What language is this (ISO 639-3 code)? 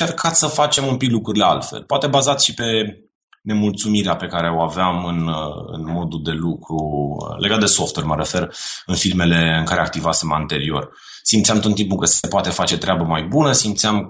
ron